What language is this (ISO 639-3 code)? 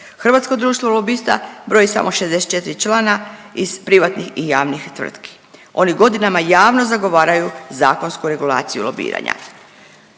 hrv